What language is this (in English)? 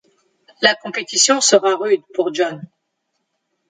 French